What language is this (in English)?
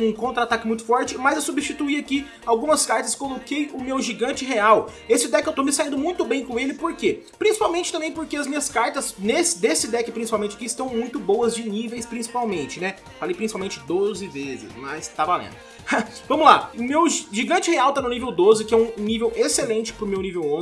Portuguese